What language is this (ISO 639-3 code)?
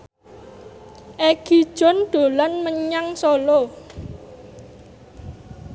jav